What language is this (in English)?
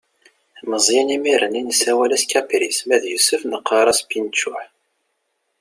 Kabyle